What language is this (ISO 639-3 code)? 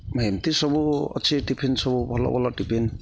ori